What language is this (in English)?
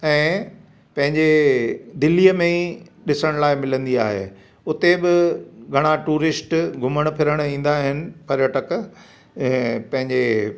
Sindhi